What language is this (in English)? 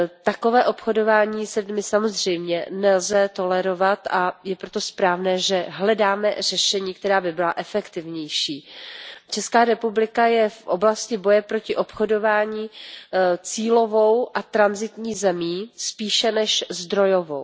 Czech